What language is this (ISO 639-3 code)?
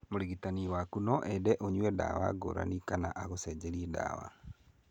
kik